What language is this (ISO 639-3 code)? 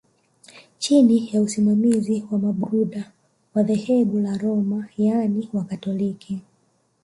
swa